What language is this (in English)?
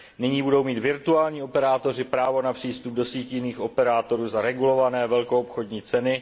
Czech